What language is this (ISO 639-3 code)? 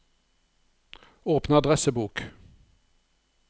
nor